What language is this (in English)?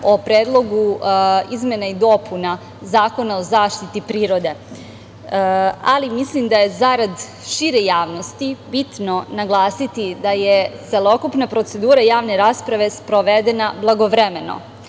Serbian